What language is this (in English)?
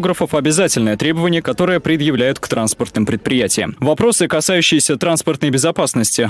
Russian